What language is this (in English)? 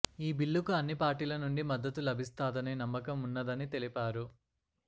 Telugu